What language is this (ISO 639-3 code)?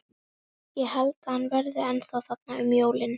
isl